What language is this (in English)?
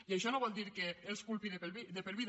Catalan